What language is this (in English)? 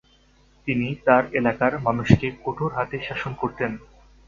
Bangla